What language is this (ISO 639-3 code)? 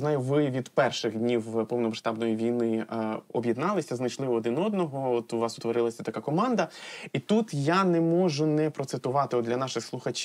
ukr